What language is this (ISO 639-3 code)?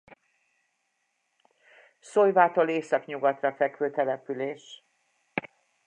hun